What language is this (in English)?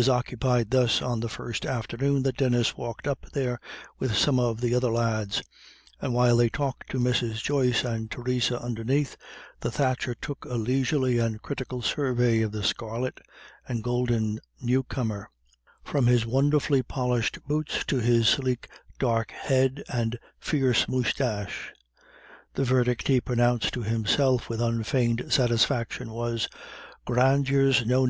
English